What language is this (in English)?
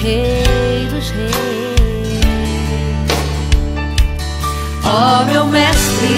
Portuguese